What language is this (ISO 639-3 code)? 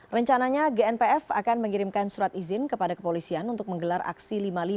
ind